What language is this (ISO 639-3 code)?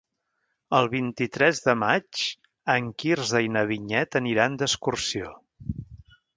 cat